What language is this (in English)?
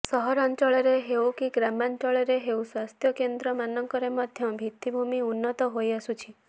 Odia